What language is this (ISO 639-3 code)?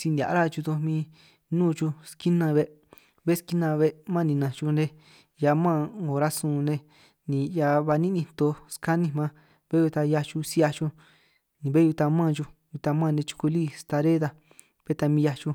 trq